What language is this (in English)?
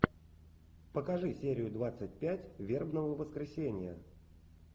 Russian